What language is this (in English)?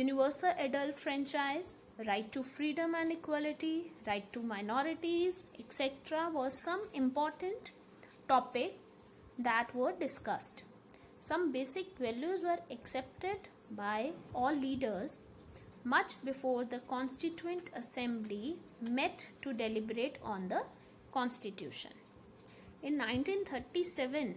English